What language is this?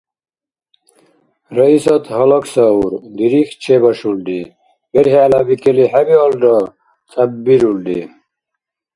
Dargwa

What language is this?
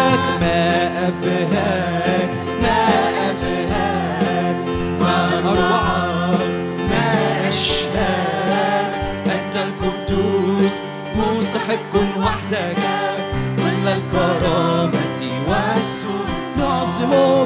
Arabic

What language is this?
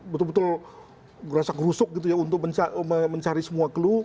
Indonesian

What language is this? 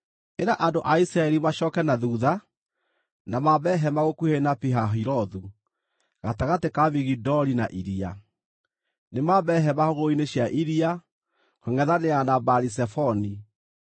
Kikuyu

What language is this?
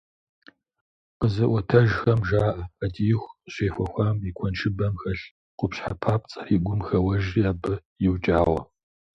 Kabardian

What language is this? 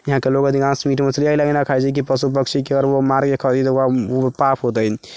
Maithili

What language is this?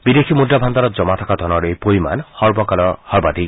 Assamese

